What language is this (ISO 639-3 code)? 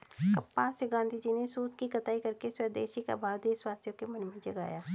hin